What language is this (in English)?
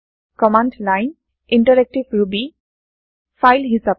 Assamese